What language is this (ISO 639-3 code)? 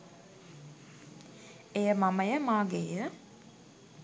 sin